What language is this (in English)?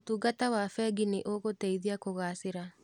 Kikuyu